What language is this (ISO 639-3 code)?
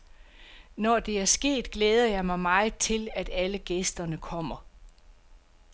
dan